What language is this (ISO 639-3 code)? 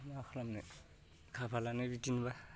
brx